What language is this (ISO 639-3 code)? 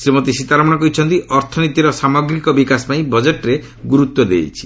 ori